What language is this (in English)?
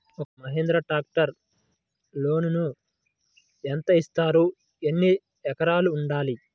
Telugu